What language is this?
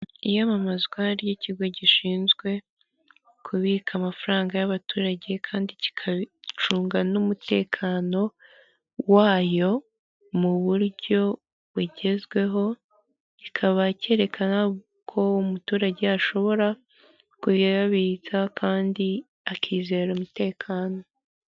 Kinyarwanda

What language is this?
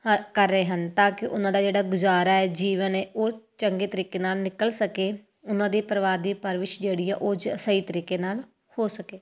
Punjabi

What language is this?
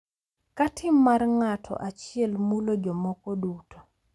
Luo (Kenya and Tanzania)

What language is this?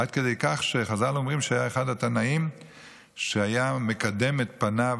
Hebrew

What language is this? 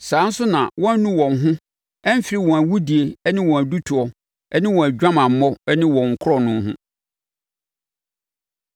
Akan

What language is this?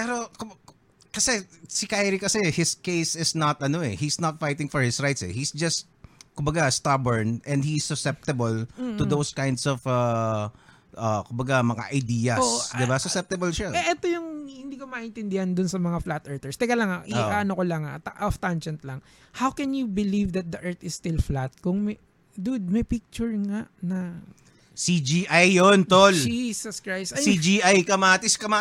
Filipino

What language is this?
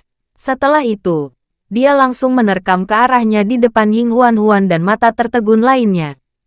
Indonesian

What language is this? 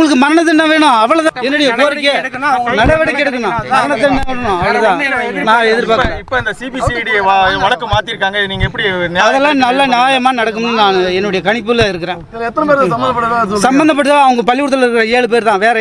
Turkish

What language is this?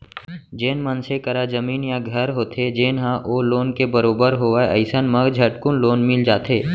Chhattisgarhi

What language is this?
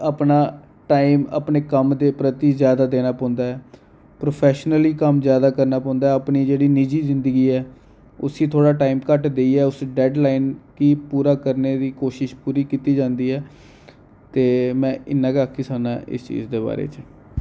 Dogri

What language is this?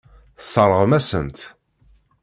Kabyle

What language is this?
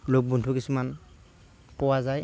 Assamese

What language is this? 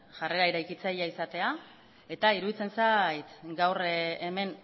Basque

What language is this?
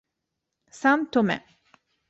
Italian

